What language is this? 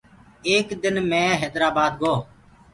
Gurgula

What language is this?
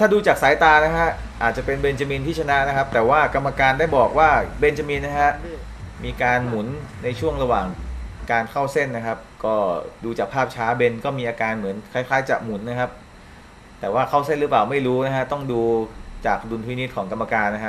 Thai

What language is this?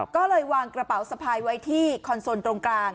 Thai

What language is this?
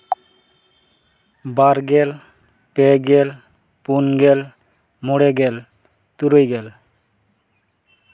Santali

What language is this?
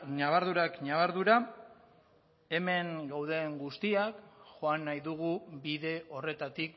Basque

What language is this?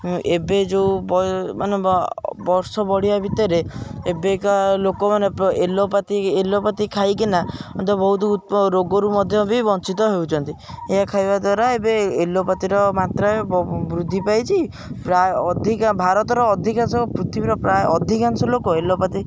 Odia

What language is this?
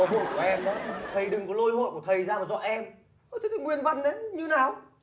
Vietnamese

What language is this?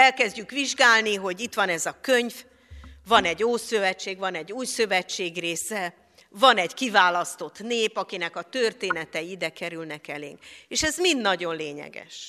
Hungarian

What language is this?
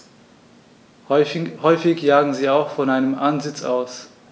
German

